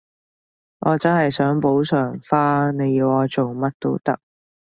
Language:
Cantonese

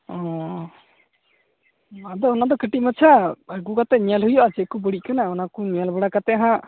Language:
Santali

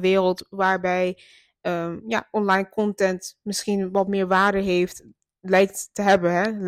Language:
Dutch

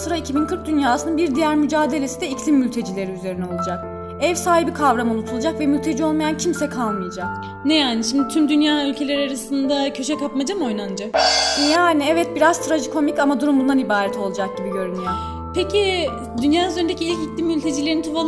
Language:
Turkish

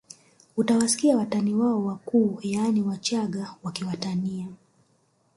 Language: Swahili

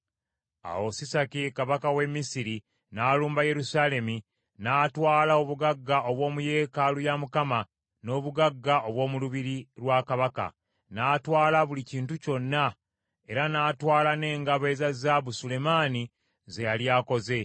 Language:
Ganda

